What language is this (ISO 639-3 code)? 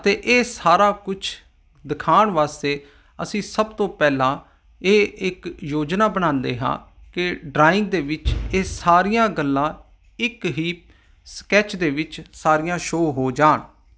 pan